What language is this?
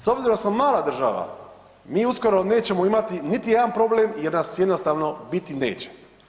Croatian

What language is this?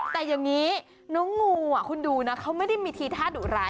Thai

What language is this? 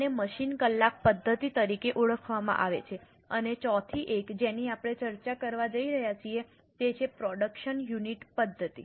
Gujarati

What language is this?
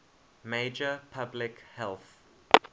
English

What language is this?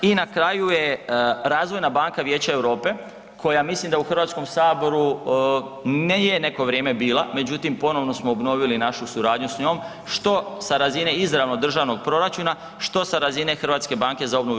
Croatian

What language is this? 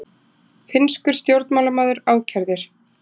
Icelandic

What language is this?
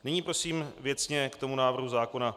Czech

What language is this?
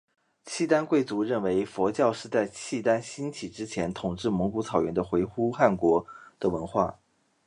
Chinese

